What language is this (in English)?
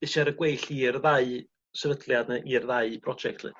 Welsh